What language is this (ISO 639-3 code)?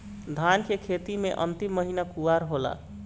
bho